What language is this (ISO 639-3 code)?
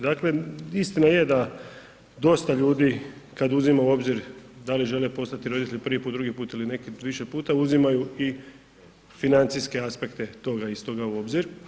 hrv